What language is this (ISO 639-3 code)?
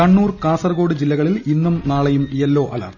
mal